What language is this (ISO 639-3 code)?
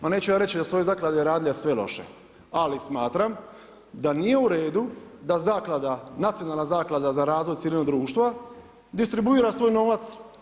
hrv